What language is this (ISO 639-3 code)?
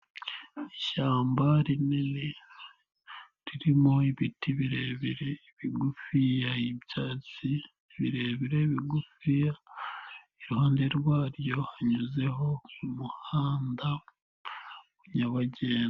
kin